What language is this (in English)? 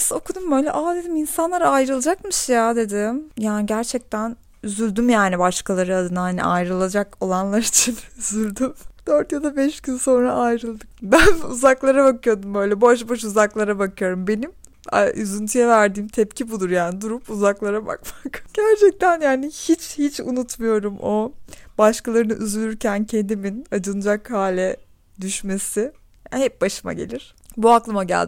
Turkish